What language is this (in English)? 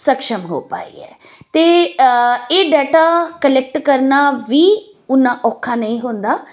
Punjabi